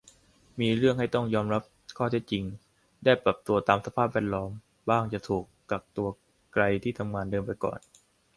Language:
Thai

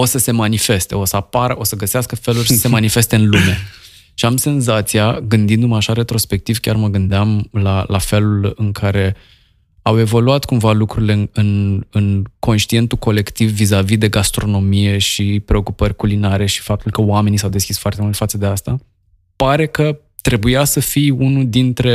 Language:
Romanian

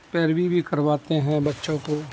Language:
Urdu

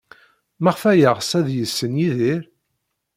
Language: Kabyle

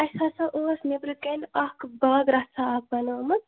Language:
Kashmiri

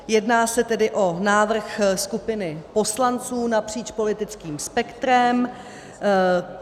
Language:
Czech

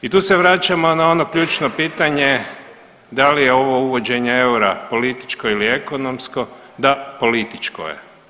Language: Croatian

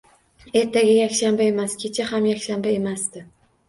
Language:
Uzbek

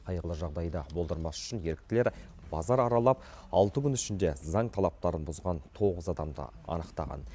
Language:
Kazakh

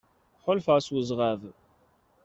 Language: Kabyle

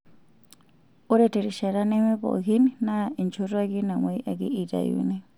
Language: Masai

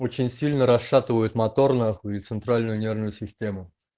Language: Russian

